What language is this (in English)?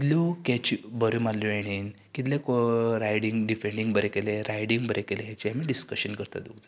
Konkani